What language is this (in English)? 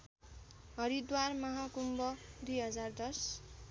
Nepali